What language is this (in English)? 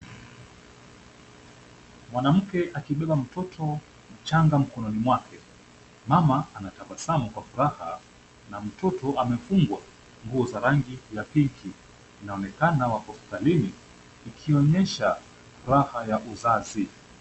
Swahili